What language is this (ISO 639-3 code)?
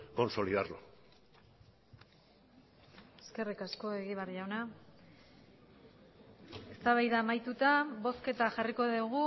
eus